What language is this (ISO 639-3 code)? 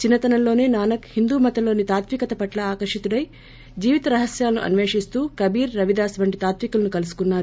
tel